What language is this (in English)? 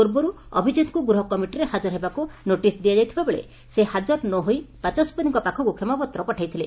Odia